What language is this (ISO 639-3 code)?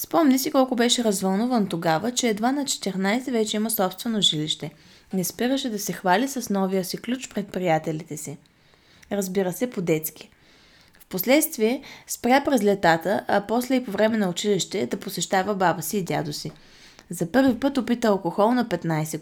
bul